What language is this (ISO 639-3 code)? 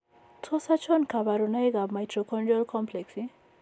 kln